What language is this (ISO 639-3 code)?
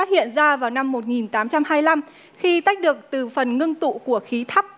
vie